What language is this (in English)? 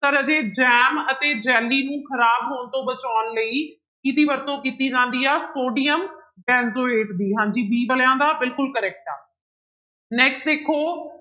Punjabi